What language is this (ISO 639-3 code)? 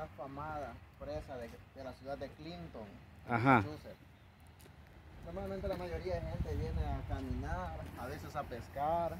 spa